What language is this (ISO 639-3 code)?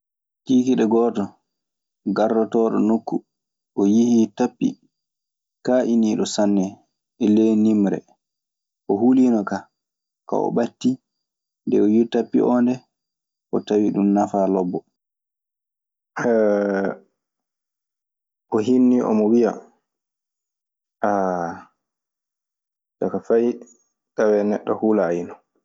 ffm